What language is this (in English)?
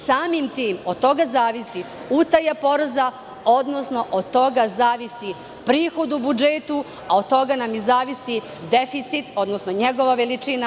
Serbian